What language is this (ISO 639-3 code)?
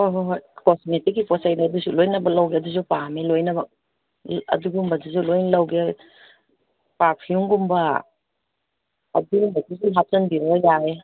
mni